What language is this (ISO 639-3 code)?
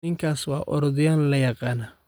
som